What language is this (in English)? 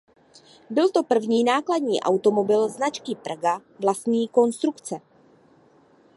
Czech